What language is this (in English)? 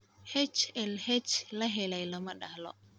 Somali